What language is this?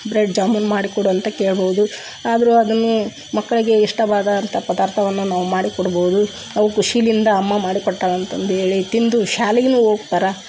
Kannada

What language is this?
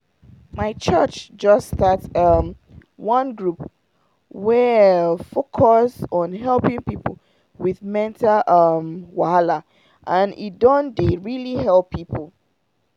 Nigerian Pidgin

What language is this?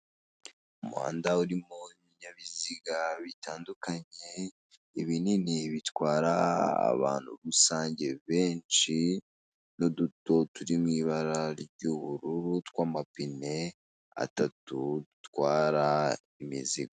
Kinyarwanda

